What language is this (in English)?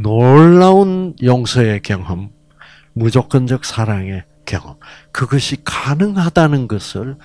Korean